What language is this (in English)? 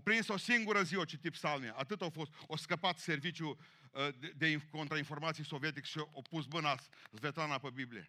Romanian